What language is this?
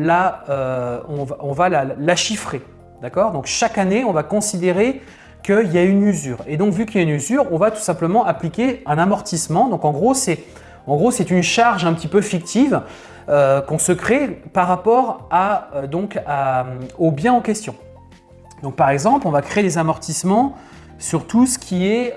French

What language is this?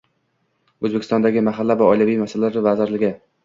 Uzbek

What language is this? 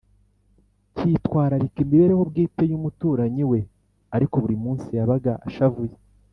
Kinyarwanda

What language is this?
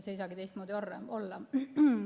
Estonian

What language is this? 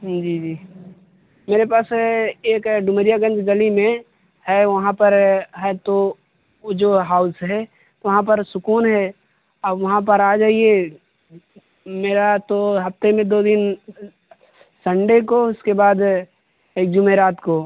Urdu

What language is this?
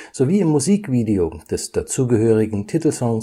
German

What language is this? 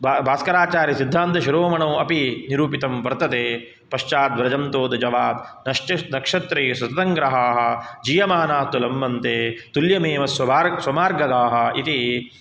Sanskrit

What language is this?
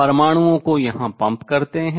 Hindi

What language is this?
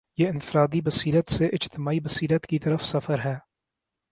Urdu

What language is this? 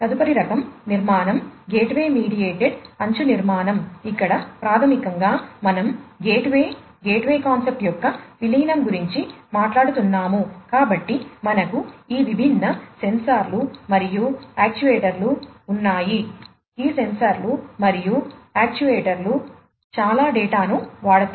Telugu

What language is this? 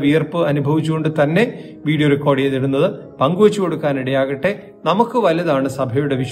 Malayalam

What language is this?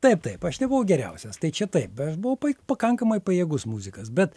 Lithuanian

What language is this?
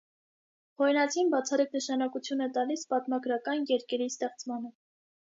Armenian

